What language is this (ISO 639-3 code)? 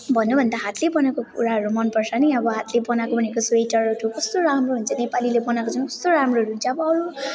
nep